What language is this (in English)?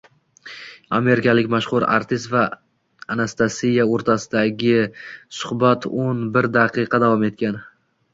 Uzbek